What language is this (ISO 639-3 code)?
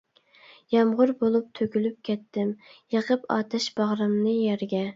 uig